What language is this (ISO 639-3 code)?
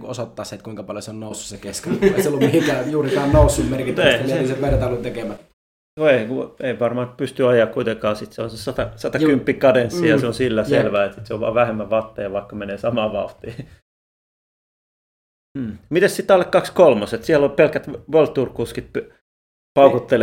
fin